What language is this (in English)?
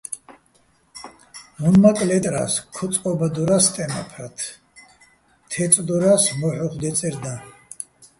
Bats